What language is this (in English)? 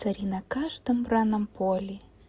Russian